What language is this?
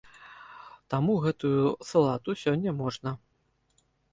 Belarusian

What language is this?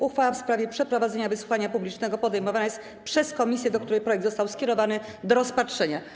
Polish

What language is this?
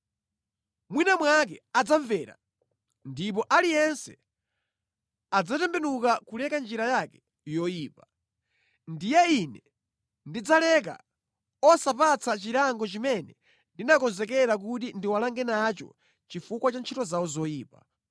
Nyanja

